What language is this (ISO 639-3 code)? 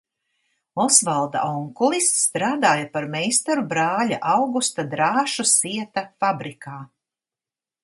lav